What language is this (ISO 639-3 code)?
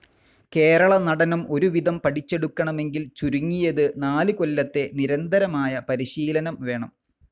mal